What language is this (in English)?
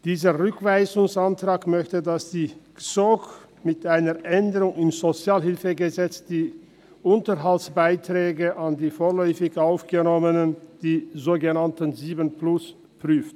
Swiss German